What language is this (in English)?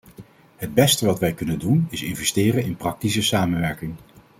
Dutch